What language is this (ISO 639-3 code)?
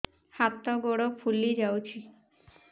ori